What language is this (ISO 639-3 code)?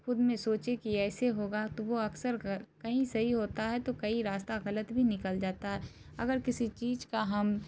urd